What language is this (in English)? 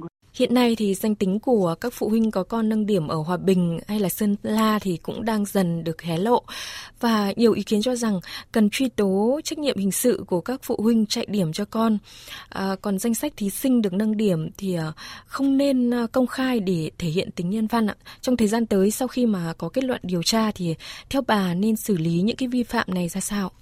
Vietnamese